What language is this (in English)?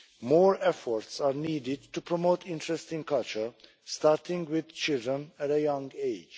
English